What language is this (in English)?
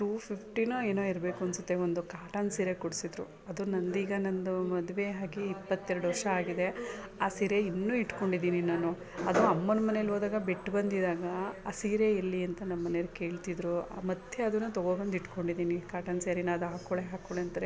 Kannada